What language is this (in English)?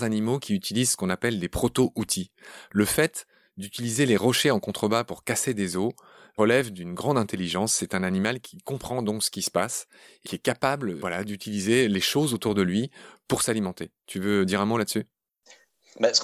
French